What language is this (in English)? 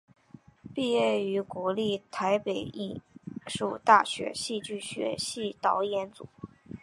Chinese